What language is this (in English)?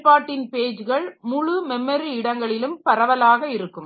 Tamil